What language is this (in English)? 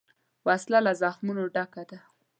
Pashto